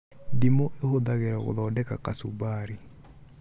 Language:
Kikuyu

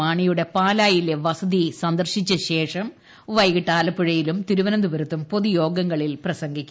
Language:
Malayalam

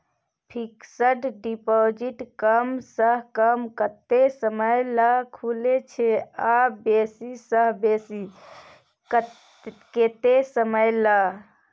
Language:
Maithili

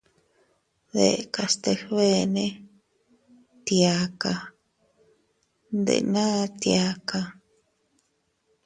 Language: Teutila Cuicatec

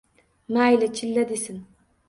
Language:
Uzbek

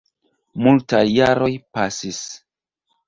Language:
Esperanto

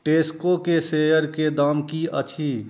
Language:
Maithili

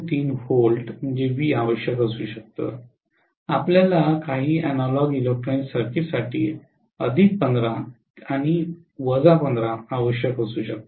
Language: Marathi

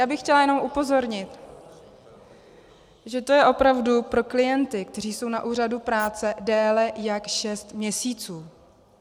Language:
Czech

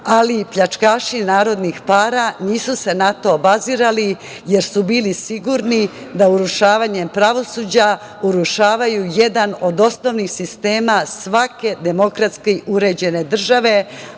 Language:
Serbian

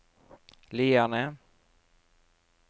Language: Norwegian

